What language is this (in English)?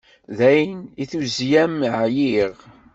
Kabyle